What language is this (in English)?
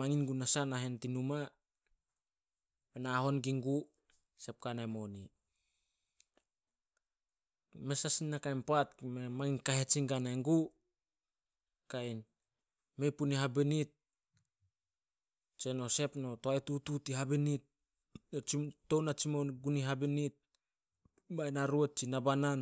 Solos